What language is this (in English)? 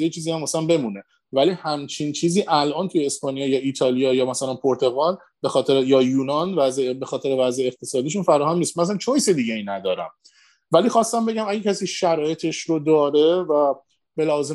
Persian